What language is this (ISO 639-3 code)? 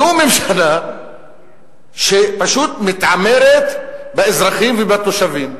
heb